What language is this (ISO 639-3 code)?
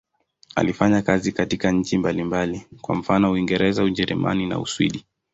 swa